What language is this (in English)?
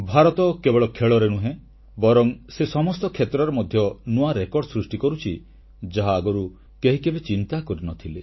Odia